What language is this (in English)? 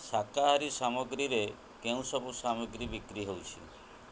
Odia